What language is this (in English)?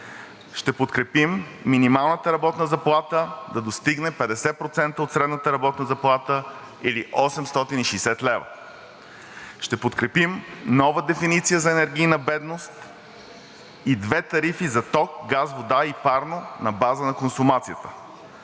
Bulgarian